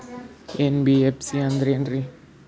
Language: Kannada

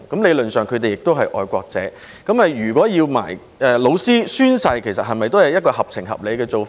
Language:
Cantonese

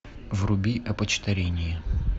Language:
Russian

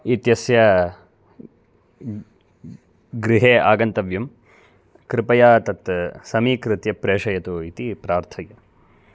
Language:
Sanskrit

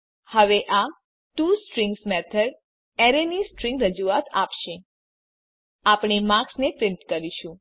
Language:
Gujarati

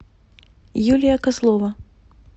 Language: Russian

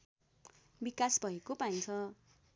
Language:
Nepali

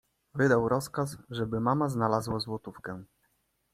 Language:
Polish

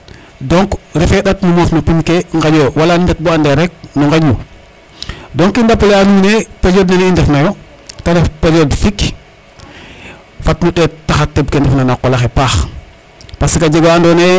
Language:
Serer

